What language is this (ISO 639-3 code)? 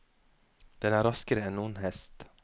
nor